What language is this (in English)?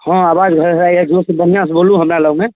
Maithili